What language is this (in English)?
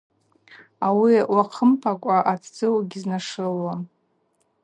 Abaza